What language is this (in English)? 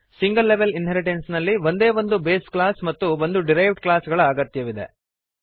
Kannada